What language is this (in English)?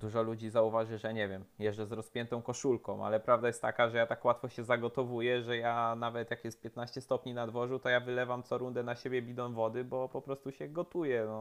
Polish